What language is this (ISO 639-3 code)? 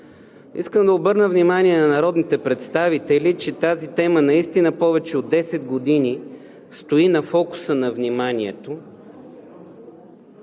bul